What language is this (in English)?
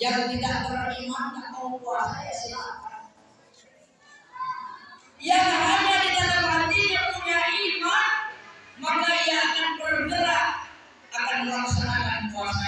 Indonesian